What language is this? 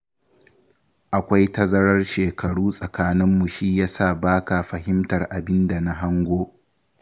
Hausa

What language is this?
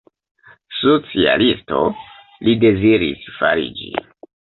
Esperanto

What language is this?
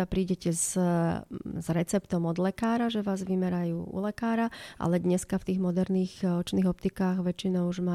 Slovak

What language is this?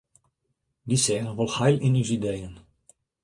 Western Frisian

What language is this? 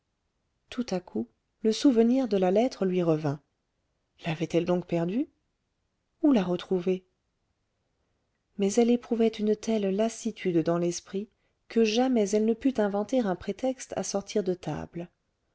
French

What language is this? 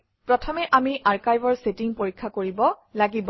Assamese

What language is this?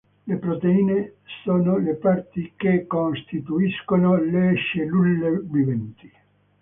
Italian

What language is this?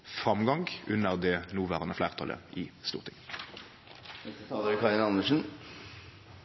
Norwegian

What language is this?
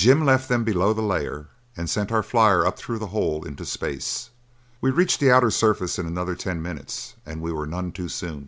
English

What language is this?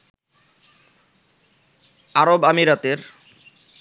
Bangla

